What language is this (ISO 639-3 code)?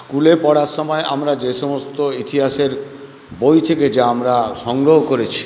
ben